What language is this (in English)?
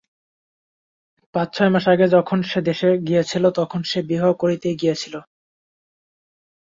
Bangla